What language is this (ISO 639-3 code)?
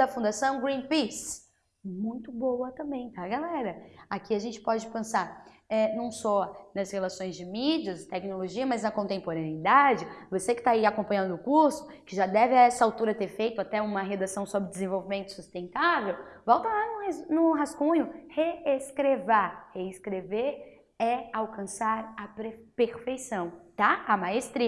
por